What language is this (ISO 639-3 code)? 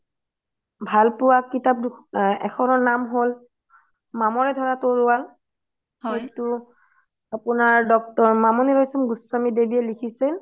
asm